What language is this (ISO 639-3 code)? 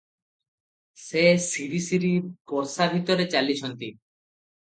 ori